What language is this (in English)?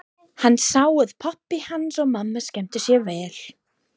Icelandic